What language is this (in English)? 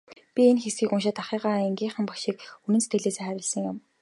Mongolian